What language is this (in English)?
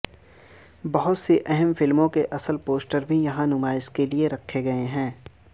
Urdu